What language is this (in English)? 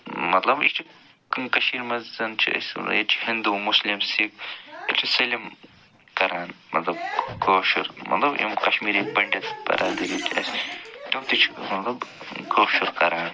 Kashmiri